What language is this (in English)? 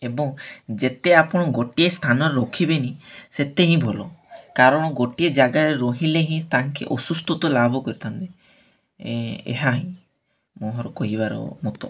Odia